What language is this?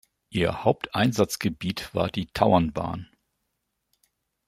German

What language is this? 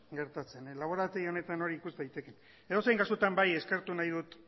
Basque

